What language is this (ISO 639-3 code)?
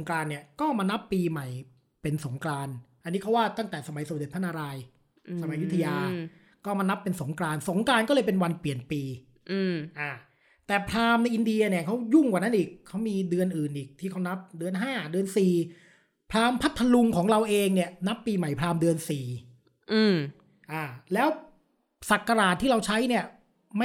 tha